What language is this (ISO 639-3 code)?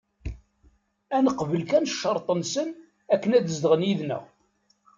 kab